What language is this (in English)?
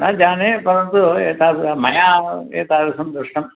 Sanskrit